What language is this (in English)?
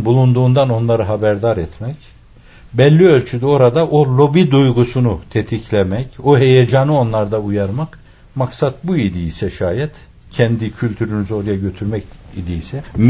Turkish